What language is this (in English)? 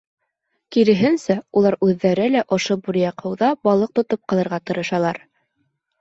Bashkir